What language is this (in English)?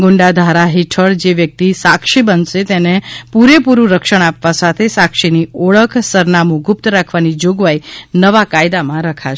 Gujarati